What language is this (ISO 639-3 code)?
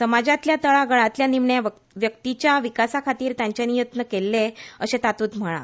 kok